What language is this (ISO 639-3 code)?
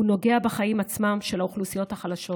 heb